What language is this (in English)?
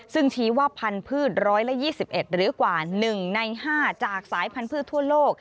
Thai